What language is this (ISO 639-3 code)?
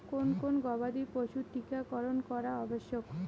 ben